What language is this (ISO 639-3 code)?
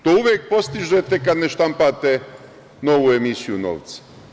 srp